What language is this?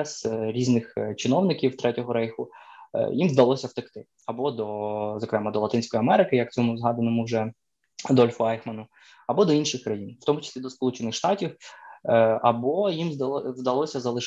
Ukrainian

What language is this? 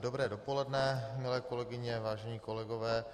Czech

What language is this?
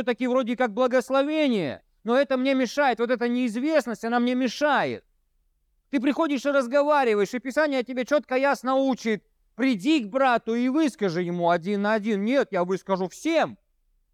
Russian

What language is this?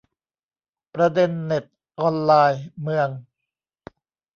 Thai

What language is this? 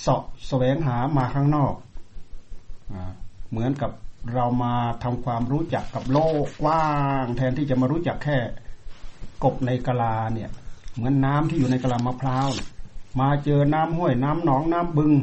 Thai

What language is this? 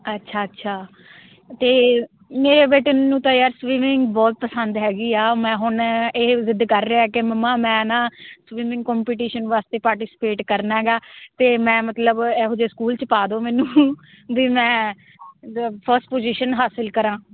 Punjabi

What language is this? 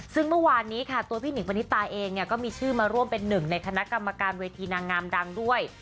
Thai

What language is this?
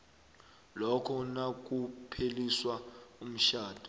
South Ndebele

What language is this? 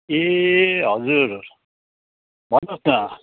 Nepali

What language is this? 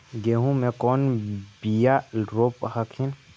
Magahi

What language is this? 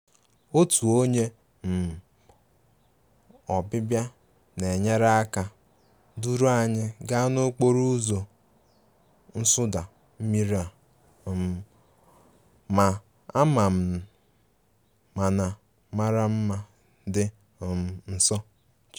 Igbo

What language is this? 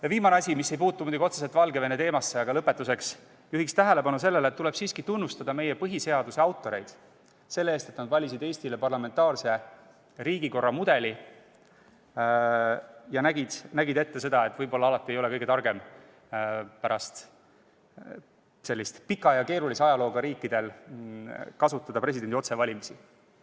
Estonian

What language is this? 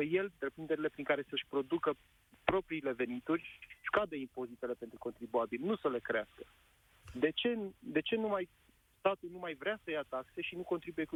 Romanian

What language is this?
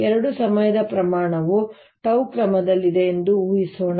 Kannada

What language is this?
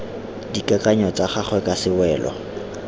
Tswana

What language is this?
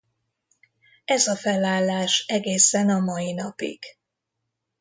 Hungarian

